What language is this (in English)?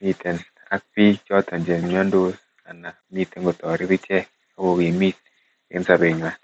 Kalenjin